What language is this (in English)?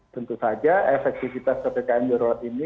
Indonesian